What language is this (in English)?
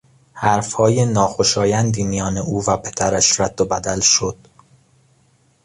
Persian